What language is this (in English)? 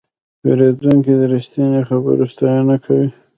Pashto